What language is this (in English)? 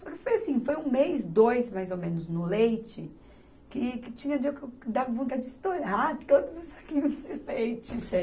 Portuguese